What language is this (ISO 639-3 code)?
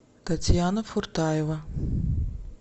rus